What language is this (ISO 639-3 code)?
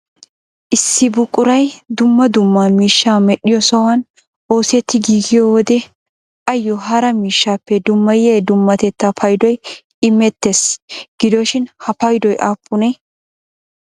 wal